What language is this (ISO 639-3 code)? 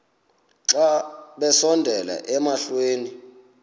xho